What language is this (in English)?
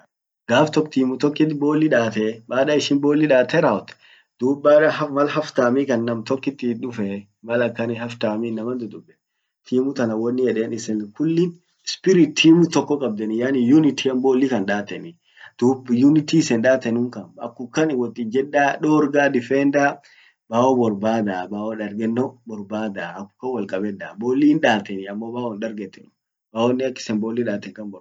Orma